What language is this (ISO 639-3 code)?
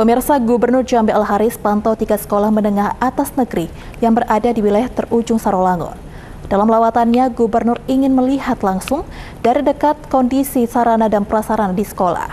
ind